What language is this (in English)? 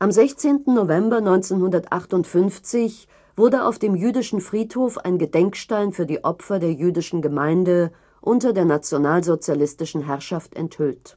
German